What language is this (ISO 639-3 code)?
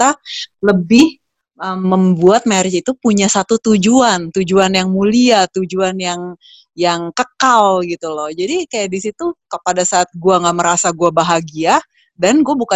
ind